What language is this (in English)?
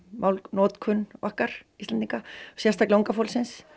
Icelandic